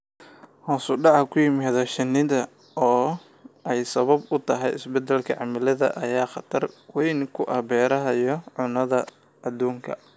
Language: Somali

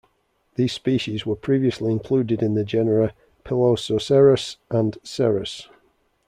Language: English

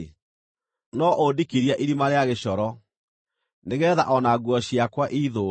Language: Kikuyu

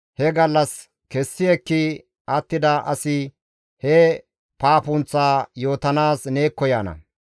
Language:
Gamo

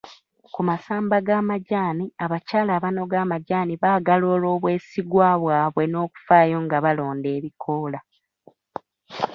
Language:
Ganda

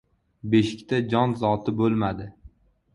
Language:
Uzbek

